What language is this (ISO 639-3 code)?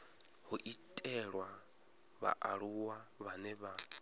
ven